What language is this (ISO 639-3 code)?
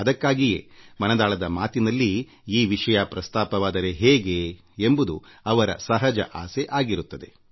kan